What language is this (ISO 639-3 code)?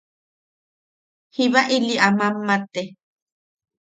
yaq